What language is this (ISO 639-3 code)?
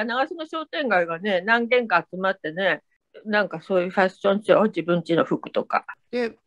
jpn